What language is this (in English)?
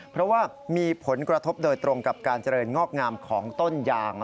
Thai